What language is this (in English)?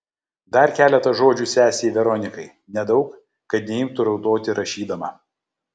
Lithuanian